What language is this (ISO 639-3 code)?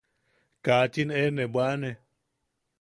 yaq